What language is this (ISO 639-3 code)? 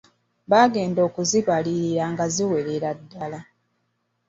lug